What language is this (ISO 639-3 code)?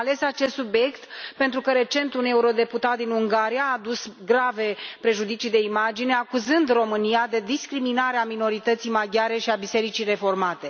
ron